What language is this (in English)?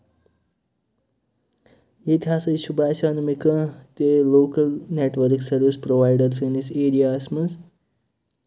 Kashmiri